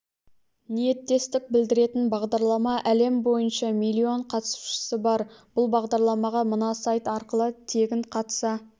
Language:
Kazakh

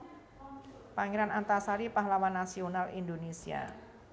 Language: Javanese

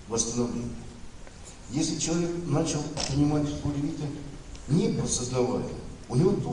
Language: Russian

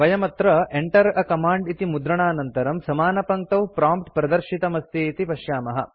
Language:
Sanskrit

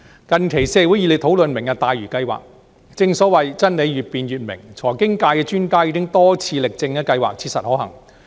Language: Cantonese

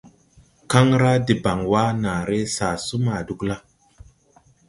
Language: Tupuri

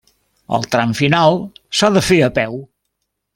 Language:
Catalan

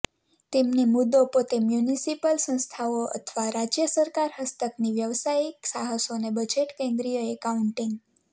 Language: Gujarati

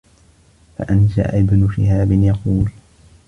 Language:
Arabic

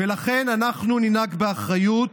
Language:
Hebrew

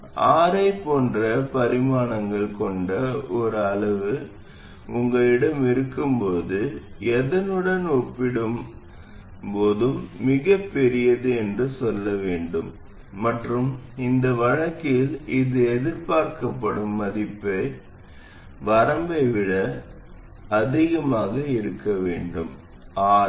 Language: Tamil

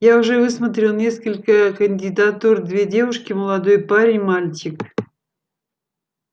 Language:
Russian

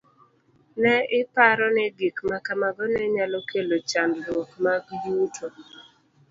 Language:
Luo (Kenya and Tanzania)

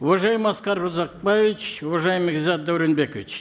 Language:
Kazakh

